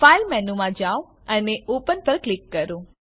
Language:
Gujarati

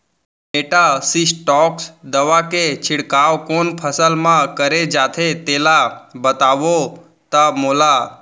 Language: Chhattisgarhi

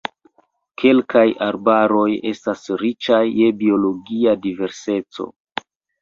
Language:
Esperanto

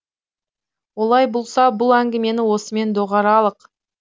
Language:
Kazakh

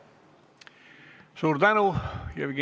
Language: Estonian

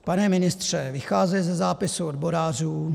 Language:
Czech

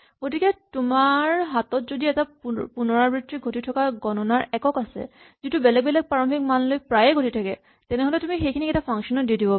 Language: Assamese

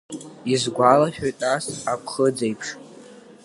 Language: Abkhazian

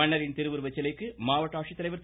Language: Tamil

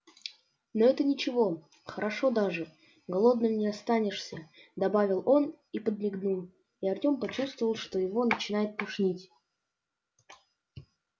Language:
Russian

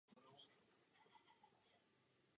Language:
Czech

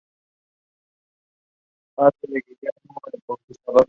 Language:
Spanish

